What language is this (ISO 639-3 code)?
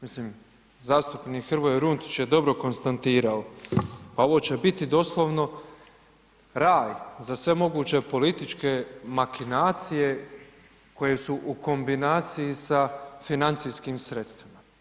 hrv